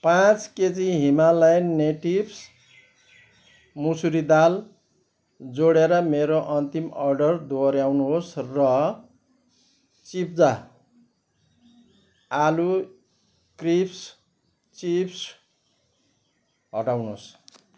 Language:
Nepali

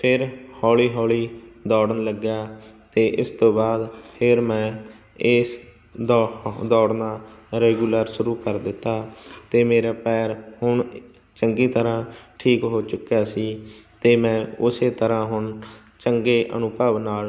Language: Punjabi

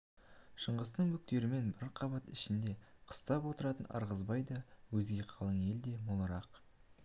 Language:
Kazakh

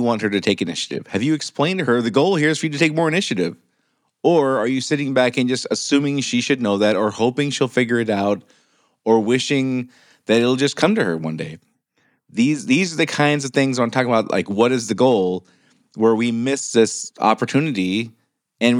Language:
English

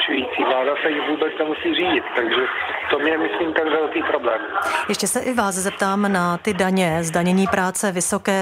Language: Czech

